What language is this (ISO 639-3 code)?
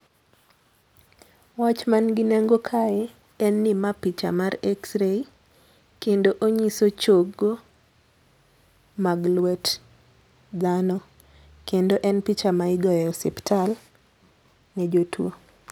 luo